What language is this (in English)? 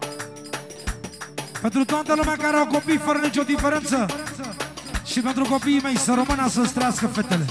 Romanian